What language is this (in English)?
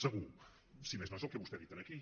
Catalan